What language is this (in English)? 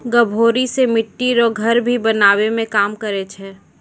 Maithili